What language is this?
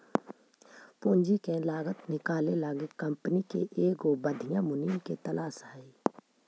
Magahi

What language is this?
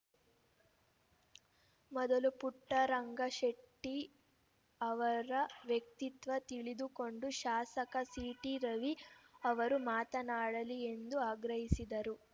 Kannada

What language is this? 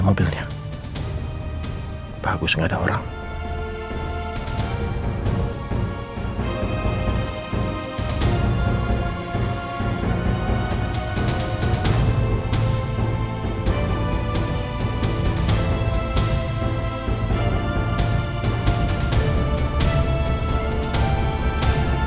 Indonesian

